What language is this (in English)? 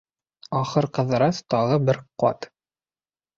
Bashkir